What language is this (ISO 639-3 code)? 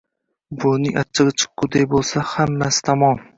uzb